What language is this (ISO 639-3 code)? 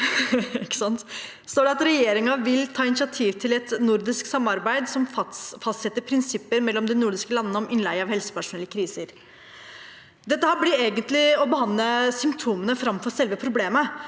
nor